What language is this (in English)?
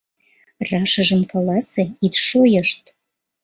Mari